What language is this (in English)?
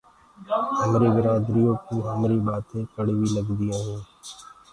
Gurgula